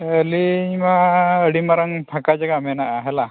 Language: Santali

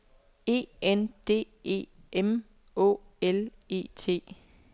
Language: Danish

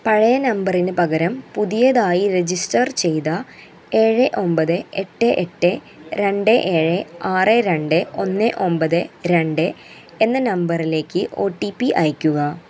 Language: Malayalam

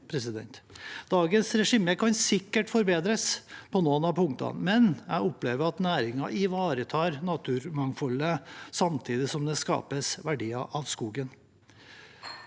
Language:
Norwegian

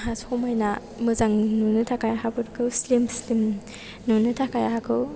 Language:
Bodo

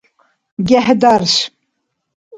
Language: Dargwa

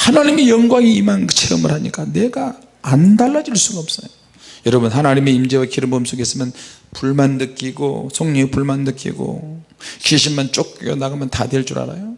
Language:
Korean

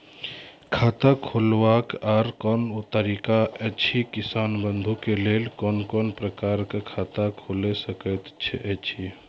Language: Maithili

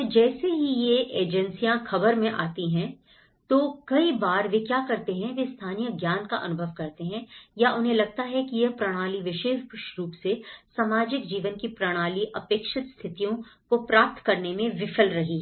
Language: Hindi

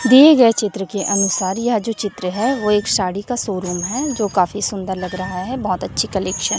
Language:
Hindi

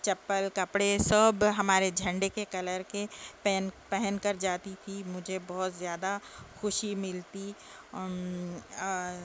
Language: Urdu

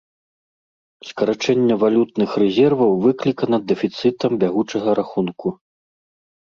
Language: Belarusian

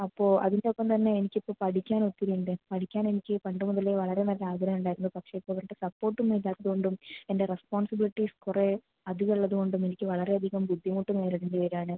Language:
Malayalam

